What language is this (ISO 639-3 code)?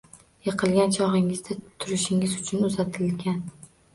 uzb